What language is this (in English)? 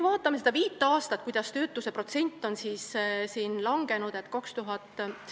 Estonian